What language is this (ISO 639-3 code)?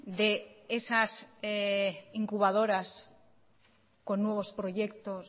spa